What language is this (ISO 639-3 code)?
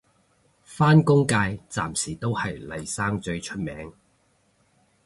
yue